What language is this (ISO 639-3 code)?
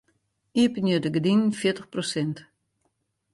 fry